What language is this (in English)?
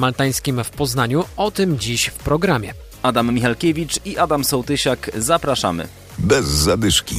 Polish